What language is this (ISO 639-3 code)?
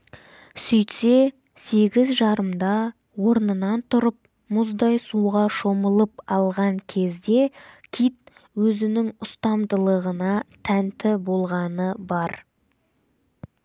kaz